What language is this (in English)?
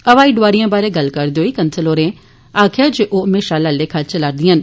Dogri